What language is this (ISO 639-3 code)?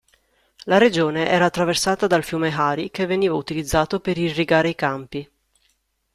ita